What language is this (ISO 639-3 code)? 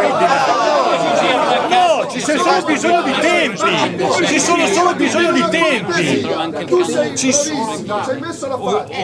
ita